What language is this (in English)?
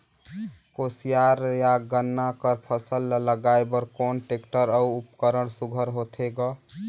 Chhattisgarhi